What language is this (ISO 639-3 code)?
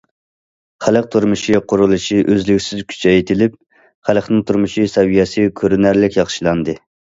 uig